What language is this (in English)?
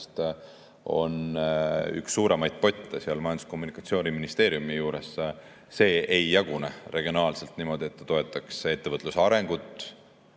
Estonian